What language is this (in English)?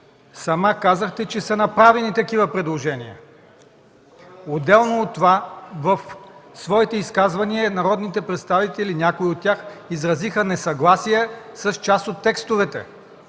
Bulgarian